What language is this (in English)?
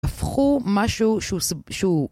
Hebrew